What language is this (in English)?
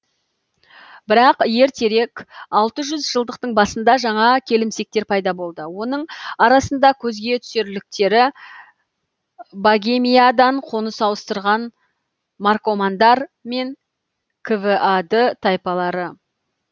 Kazakh